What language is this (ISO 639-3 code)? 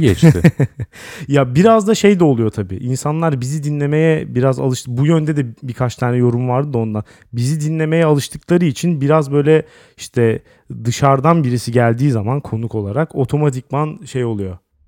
tur